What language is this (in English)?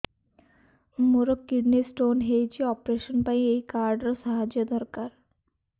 Odia